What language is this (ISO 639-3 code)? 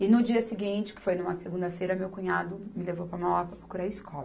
por